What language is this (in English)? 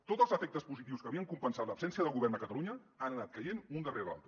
Catalan